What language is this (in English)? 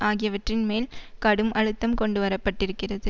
Tamil